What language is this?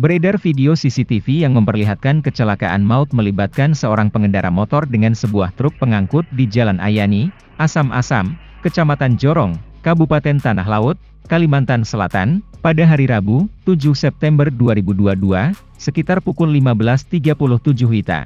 Indonesian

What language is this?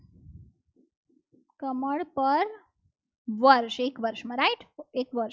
Gujarati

